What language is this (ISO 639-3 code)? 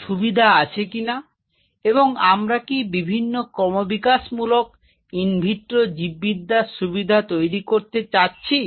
ben